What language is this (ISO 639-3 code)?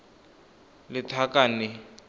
tsn